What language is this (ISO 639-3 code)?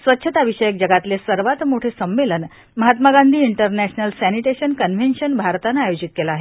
mar